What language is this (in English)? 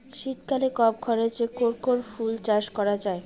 Bangla